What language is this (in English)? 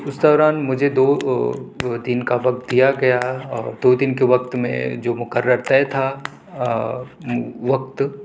Urdu